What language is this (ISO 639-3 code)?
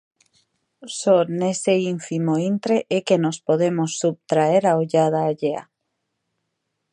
glg